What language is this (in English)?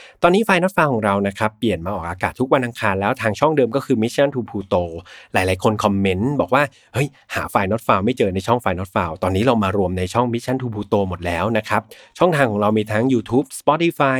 Thai